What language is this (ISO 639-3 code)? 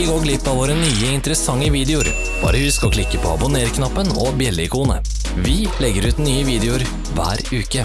nor